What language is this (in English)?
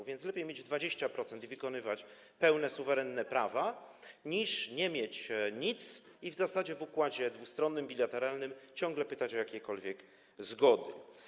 Polish